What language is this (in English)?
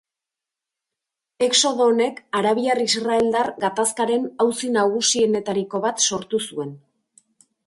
Basque